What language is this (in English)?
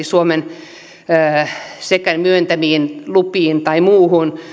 Finnish